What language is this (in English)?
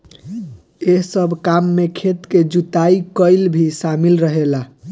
Bhojpuri